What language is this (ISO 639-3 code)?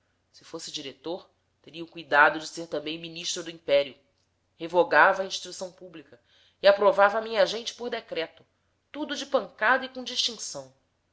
por